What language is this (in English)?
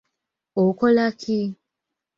Ganda